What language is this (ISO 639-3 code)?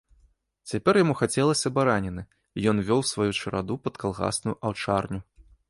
bel